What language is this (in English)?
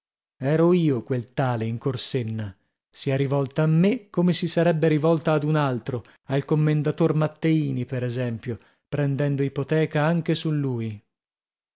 Italian